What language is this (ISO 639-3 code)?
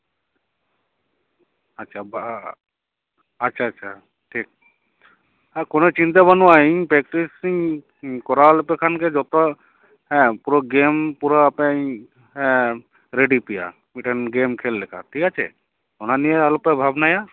sat